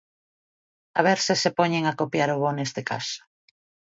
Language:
Galician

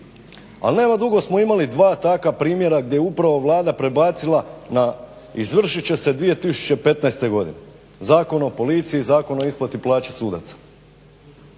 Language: Croatian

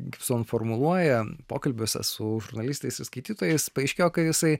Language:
Lithuanian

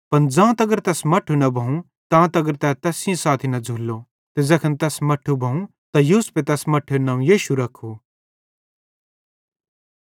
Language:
Bhadrawahi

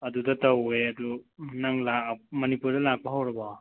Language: Manipuri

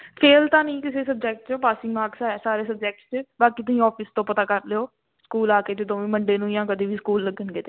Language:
Punjabi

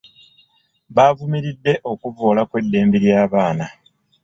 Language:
Ganda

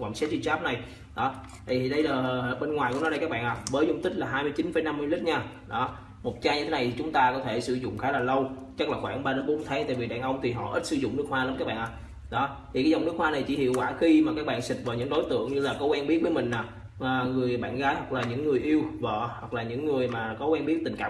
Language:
Vietnamese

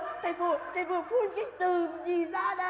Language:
Vietnamese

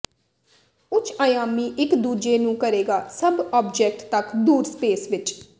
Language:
Punjabi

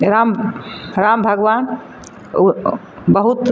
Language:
Maithili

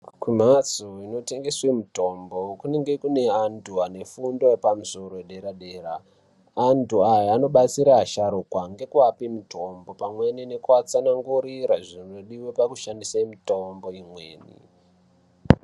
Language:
Ndau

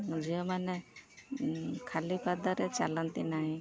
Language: Odia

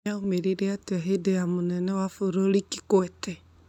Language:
Kikuyu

